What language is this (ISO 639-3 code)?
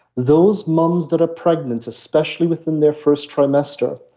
eng